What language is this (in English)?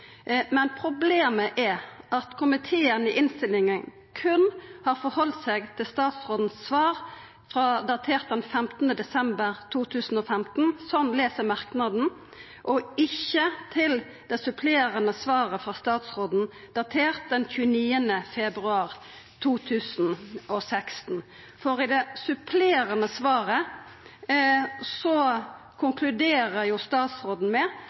Norwegian Nynorsk